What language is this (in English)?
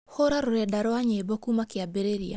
Kikuyu